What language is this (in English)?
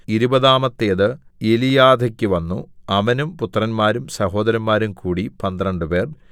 Malayalam